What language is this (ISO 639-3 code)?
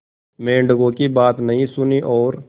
hin